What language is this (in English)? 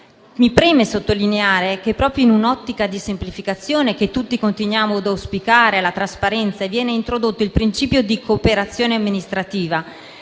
Italian